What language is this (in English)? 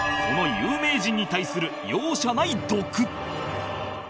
Japanese